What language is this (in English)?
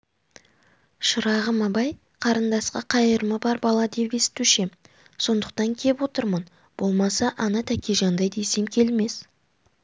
Kazakh